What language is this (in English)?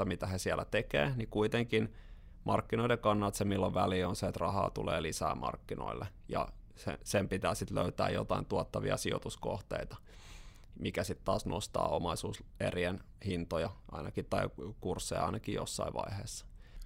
Finnish